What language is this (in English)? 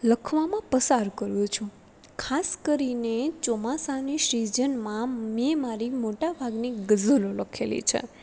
Gujarati